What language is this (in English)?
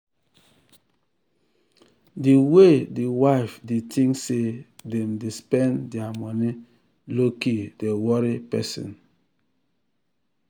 Nigerian Pidgin